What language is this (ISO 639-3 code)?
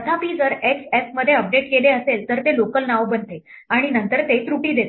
mar